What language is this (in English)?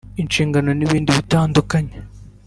Kinyarwanda